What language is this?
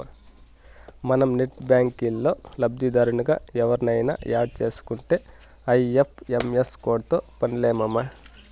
Telugu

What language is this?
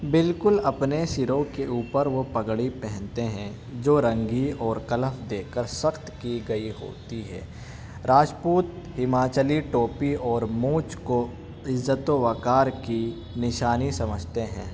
Urdu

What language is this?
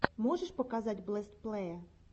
Russian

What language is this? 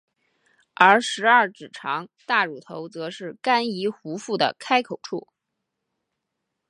Chinese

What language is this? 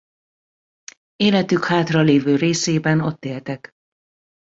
Hungarian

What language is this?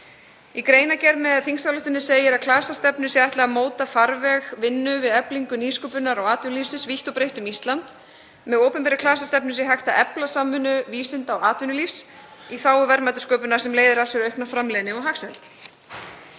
Icelandic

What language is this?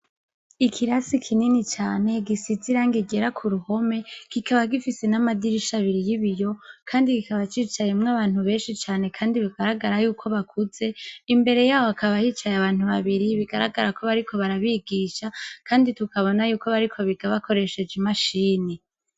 Rundi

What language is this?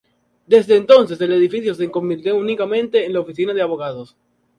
Spanish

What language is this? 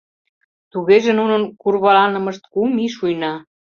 Mari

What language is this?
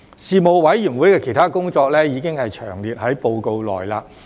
Cantonese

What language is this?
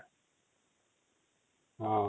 Odia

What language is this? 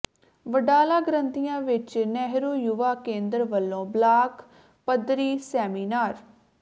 Punjabi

